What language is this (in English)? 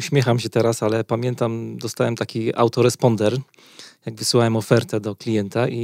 Polish